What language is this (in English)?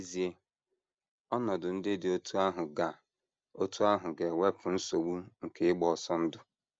Igbo